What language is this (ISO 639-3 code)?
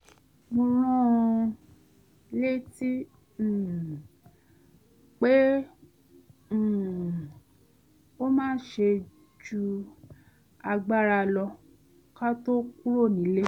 yor